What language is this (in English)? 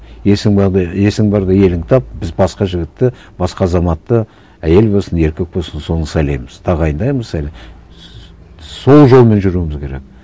Kazakh